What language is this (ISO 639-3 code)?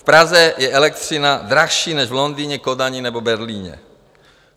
ces